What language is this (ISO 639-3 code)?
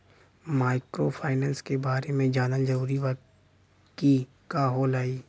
bho